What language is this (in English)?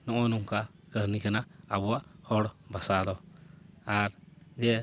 Santali